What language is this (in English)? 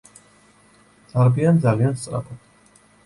Georgian